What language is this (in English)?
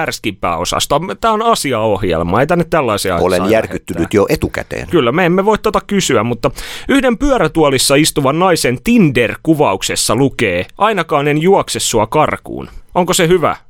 Finnish